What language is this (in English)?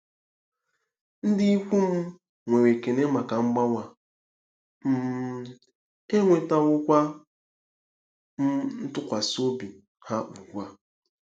Igbo